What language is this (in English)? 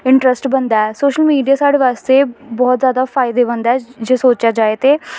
Dogri